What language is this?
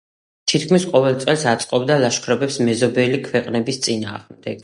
Georgian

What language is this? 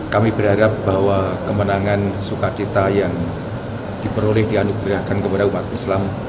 Indonesian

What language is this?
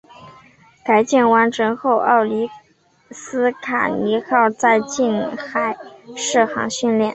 Chinese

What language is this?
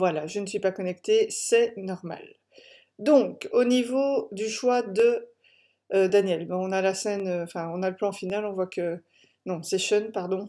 French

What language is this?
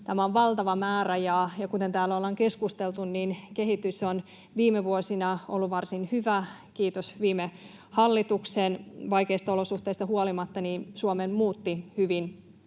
Finnish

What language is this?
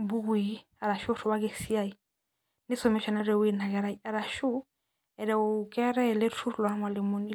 Masai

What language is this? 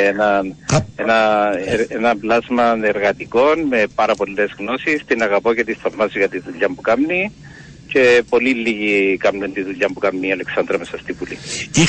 Greek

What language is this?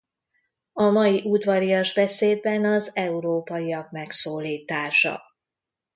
Hungarian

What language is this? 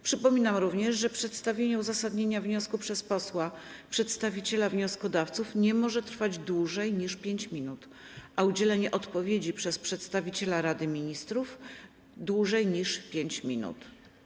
Polish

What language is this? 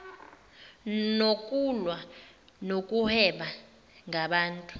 Zulu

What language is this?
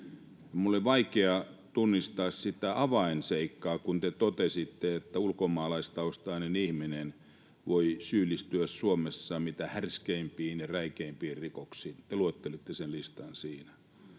Finnish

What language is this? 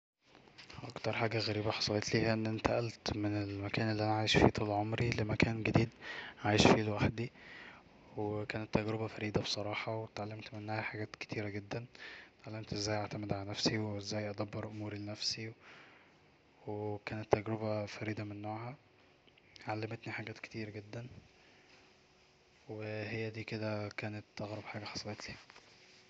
Egyptian Arabic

